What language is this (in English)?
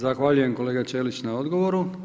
Croatian